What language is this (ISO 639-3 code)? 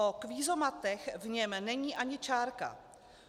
ces